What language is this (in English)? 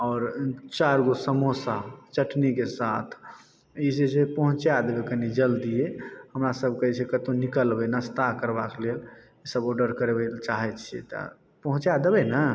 Maithili